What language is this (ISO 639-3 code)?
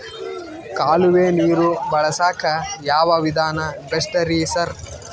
kan